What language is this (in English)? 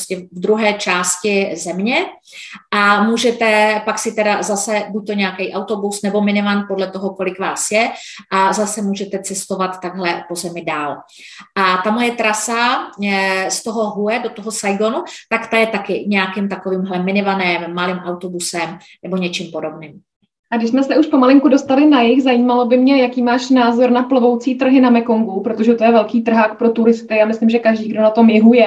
Czech